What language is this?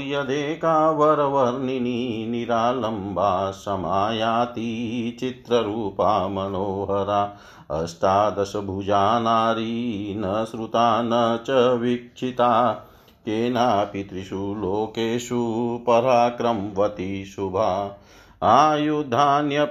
Hindi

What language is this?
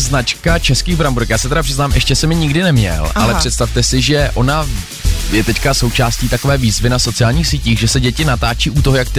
Czech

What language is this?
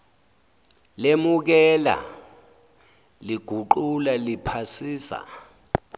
Zulu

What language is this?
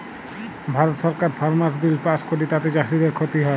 Bangla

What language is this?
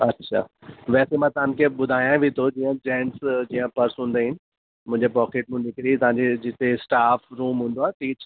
Sindhi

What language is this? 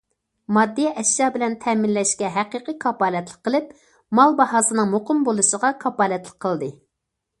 Uyghur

